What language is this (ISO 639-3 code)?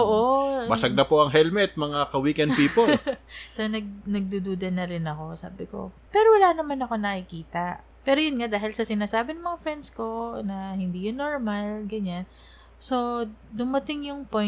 fil